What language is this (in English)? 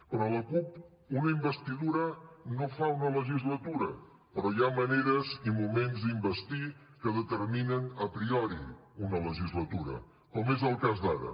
Catalan